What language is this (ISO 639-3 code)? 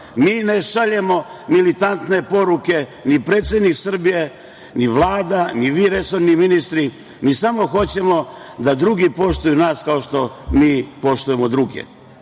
srp